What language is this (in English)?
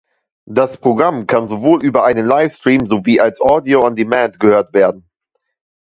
German